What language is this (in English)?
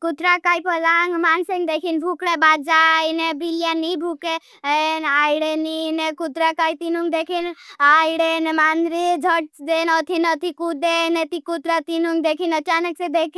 Bhili